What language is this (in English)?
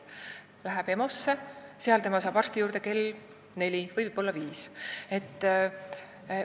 Estonian